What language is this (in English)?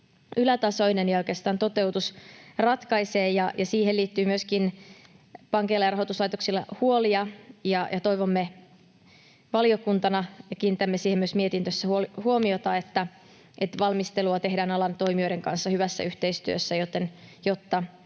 Finnish